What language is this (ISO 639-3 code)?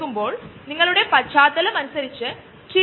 mal